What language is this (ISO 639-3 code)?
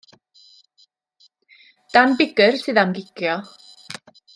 cym